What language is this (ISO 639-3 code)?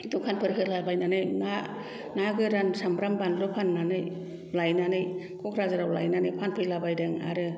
brx